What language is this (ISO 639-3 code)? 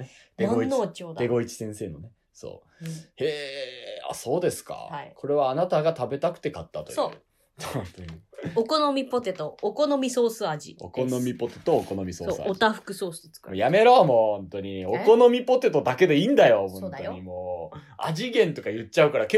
jpn